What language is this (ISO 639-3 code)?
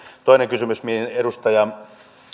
fin